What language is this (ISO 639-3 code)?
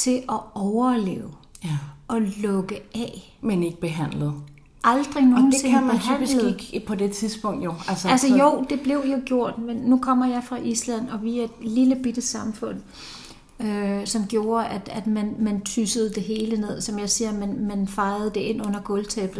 dan